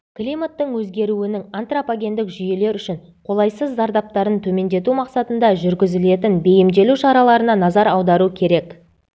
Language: Kazakh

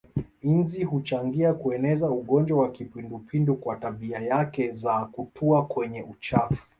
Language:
Swahili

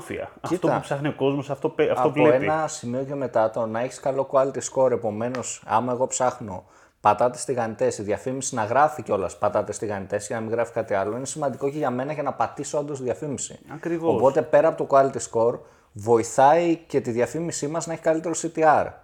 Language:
Greek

